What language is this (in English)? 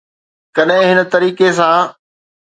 Sindhi